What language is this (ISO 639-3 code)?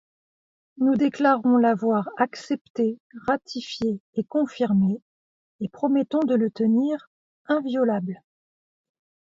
fra